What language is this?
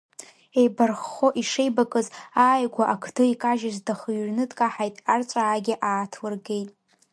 Abkhazian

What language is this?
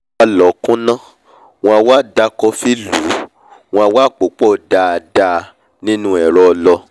Yoruba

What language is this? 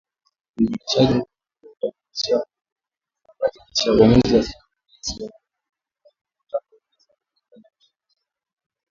Swahili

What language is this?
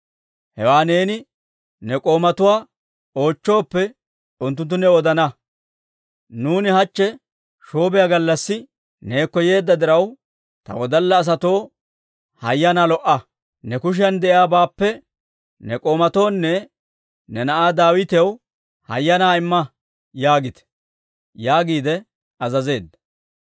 Dawro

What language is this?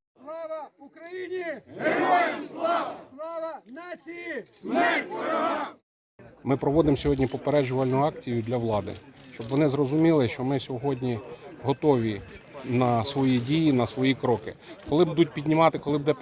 Ukrainian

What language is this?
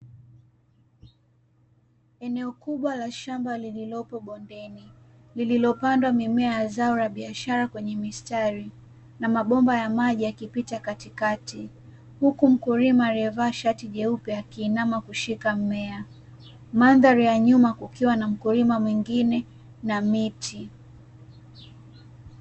Swahili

